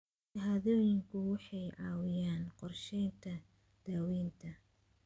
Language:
Somali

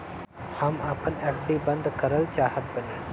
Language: Bhojpuri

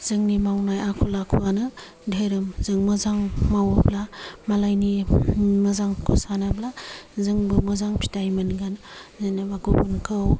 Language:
Bodo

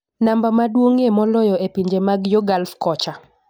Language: Luo (Kenya and Tanzania)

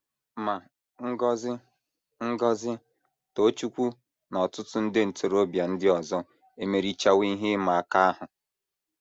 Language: Igbo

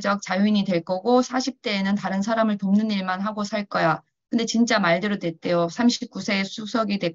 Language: Korean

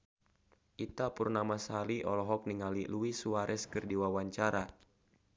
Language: Sundanese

